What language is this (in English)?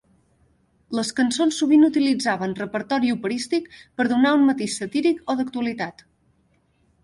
Catalan